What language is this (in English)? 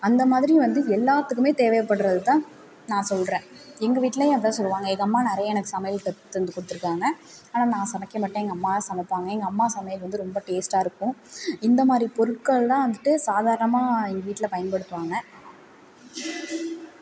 Tamil